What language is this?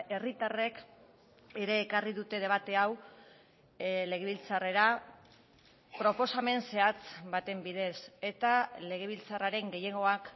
Basque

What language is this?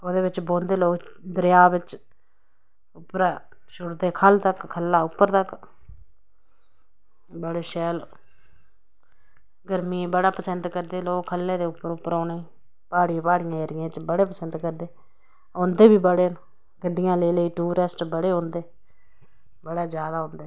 Dogri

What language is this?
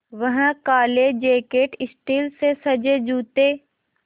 Hindi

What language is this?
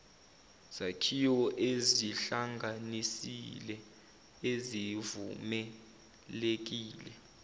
Zulu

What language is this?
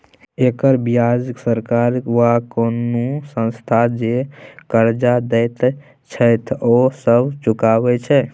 Maithili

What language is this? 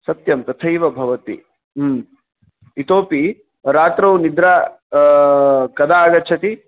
Sanskrit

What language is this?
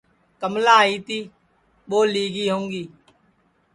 Sansi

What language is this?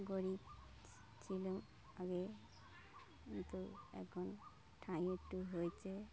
Bangla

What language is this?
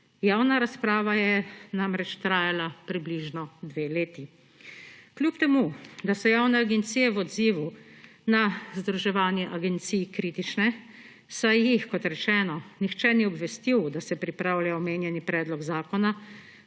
Slovenian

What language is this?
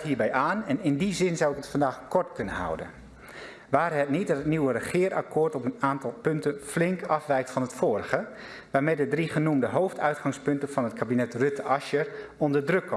Dutch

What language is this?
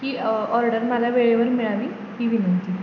Marathi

